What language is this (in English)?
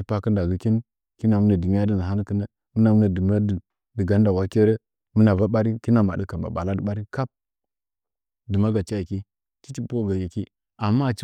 Nzanyi